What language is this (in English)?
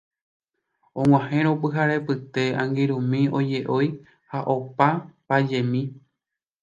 Guarani